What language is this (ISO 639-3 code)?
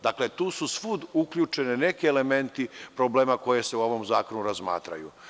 srp